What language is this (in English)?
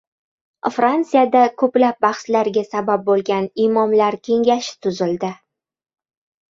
Uzbek